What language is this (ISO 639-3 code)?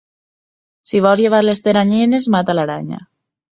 cat